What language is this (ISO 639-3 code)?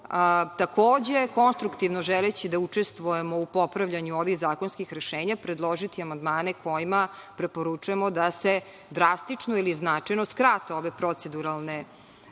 srp